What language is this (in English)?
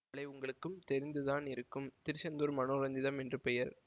Tamil